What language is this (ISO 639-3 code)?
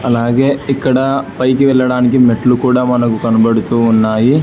tel